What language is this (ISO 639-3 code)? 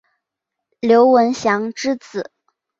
zho